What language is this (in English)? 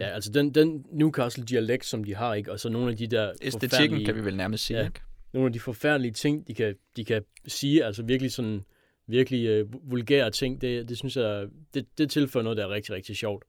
Danish